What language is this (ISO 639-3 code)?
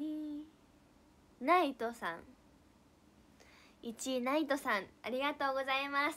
jpn